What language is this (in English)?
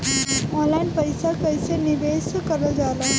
Bhojpuri